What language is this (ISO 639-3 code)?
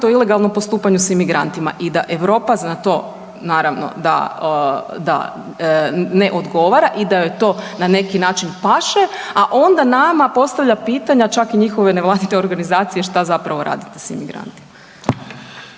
hrv